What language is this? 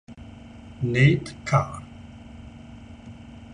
Italian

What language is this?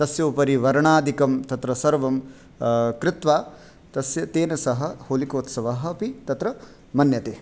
Sanskrit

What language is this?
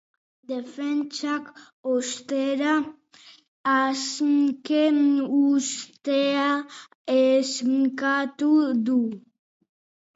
Basque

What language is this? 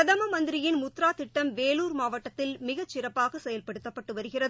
Tamil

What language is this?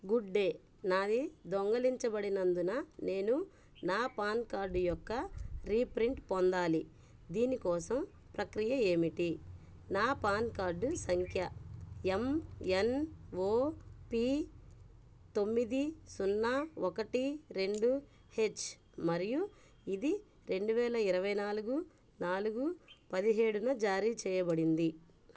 Telugu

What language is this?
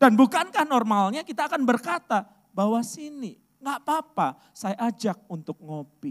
Indonesian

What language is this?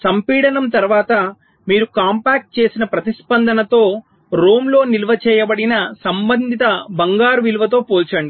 Telugu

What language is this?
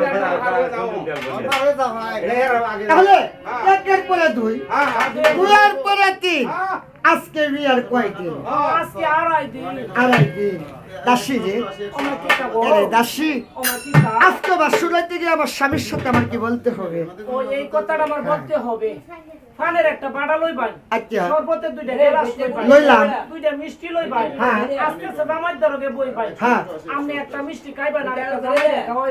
Thai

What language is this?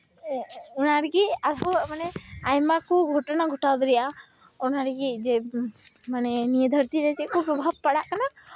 Santali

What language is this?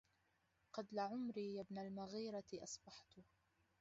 Arabic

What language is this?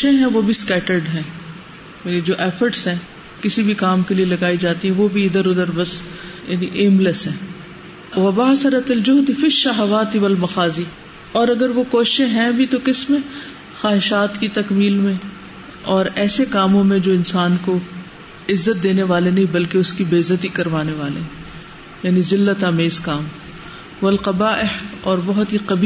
Urdu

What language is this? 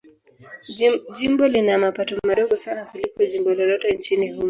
Swahili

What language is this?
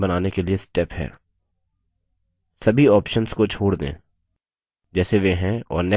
Hindi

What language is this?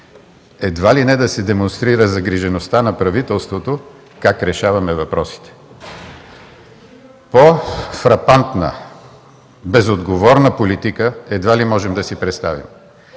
Bulgarian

